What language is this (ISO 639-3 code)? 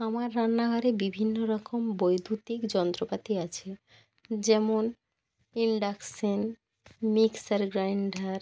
ben